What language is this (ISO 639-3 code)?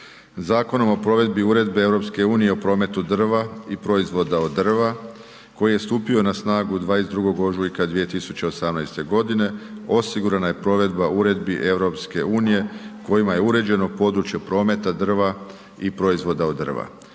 hrv